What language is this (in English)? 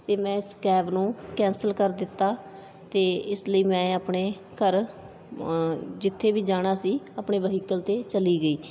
Punjabi